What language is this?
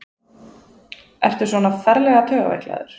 Icelandic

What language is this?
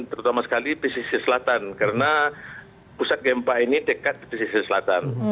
Indonesian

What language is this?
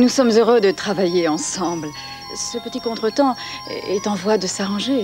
French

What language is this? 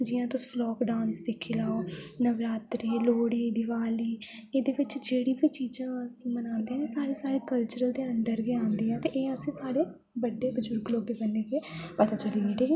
Dogri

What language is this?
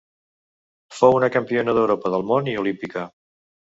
Catalan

